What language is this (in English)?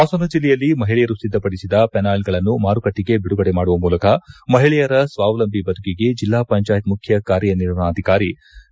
Kannada